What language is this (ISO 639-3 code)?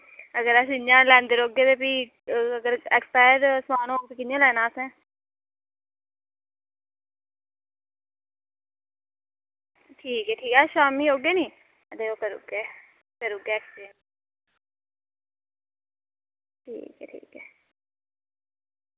doi